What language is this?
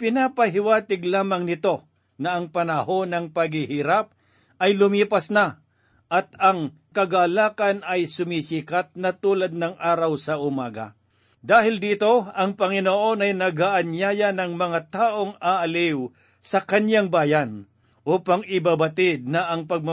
Filipino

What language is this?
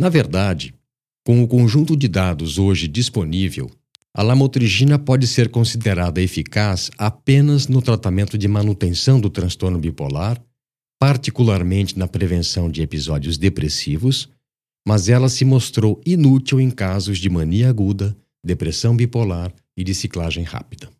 Portuguese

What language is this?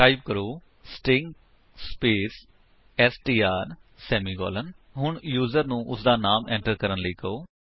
Punjabi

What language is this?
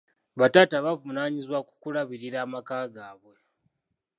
Ganda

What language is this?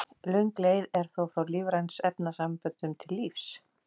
Icelandic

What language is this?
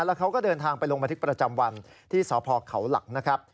Thai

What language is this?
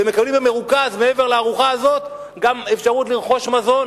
Hebrew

